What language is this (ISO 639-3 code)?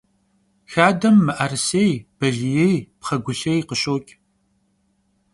kbd